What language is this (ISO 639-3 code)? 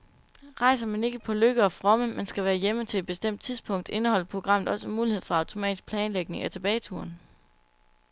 dan